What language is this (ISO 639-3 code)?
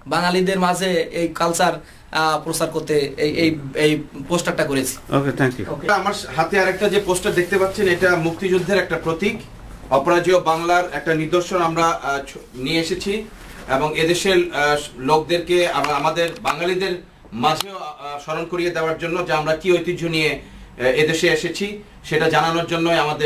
ara